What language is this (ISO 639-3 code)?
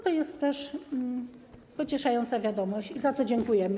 pol